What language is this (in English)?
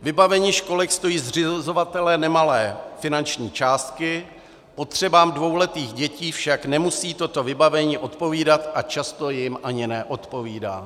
Czech